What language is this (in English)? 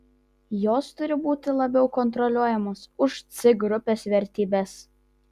Lithuanian